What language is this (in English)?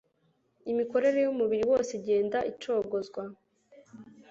Kinyarwanda